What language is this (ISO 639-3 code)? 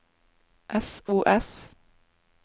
nor